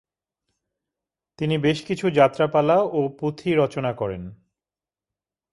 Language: Bangla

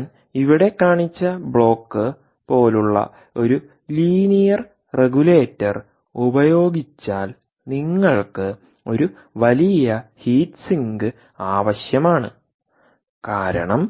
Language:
Malayalam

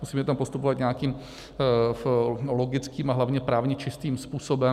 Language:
Czech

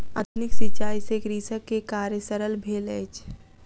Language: Maithili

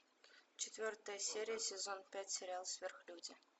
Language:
Russian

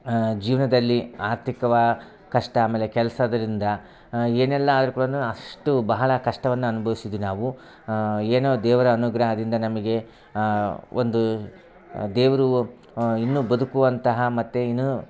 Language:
Kannada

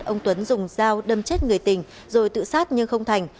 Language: Vietnamese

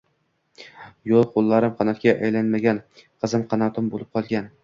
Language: Uzbek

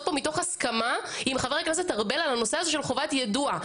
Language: Hebrew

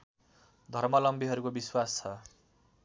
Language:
Nepali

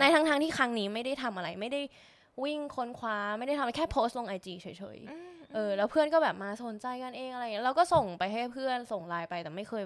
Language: Thai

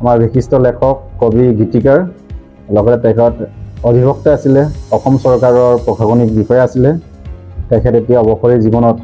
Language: Bangla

